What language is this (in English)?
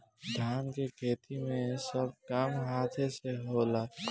Bhojpuri